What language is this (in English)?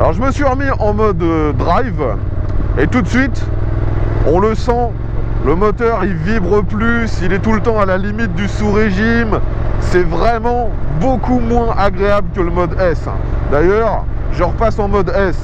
French